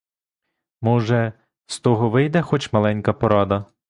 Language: Ukrainian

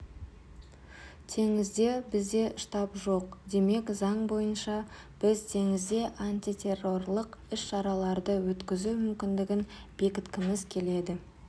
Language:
Kazakh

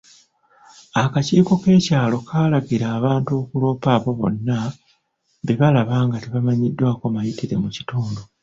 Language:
Ganda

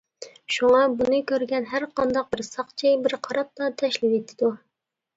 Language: Uyghur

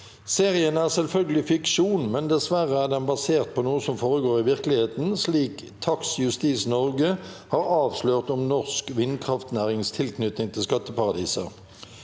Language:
Norwegian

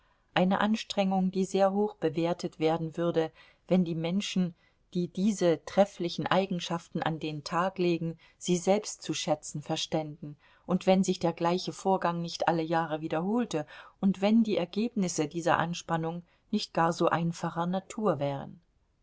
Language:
German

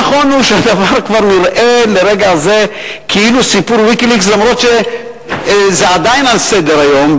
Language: Hebrew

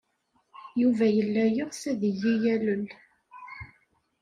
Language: Kabyle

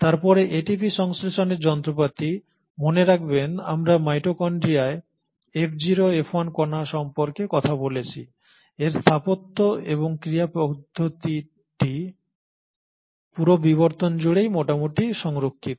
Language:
Bangla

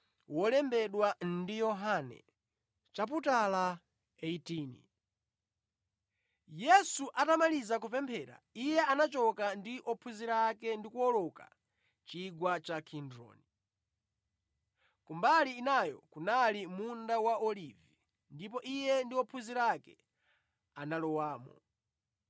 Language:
Nyanja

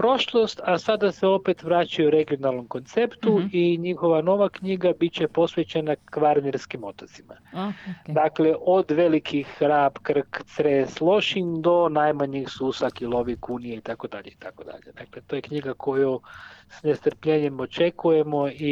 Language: Croatian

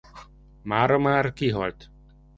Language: Hungarian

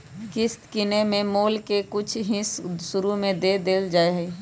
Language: Magahi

